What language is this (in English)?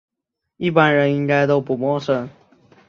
Chinese